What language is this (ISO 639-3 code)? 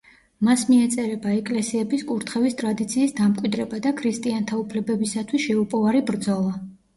kat